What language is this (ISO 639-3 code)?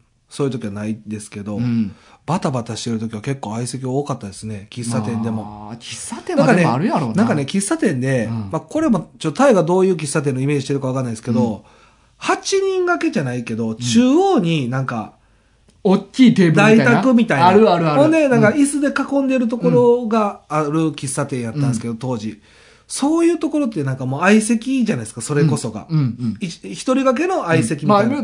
jpn